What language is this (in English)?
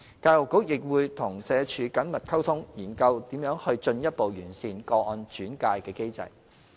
Cantonese